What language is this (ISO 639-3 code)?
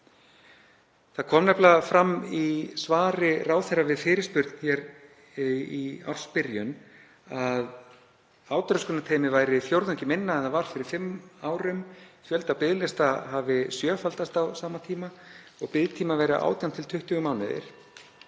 isl